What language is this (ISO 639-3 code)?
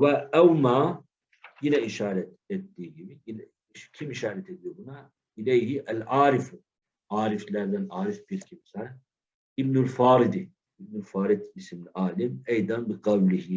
tur